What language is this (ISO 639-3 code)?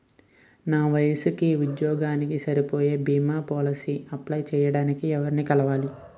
tel